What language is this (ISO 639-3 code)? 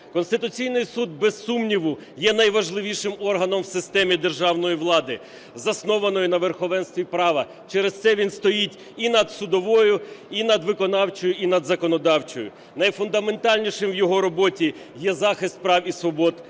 ukr